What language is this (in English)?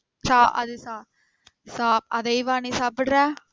Tamil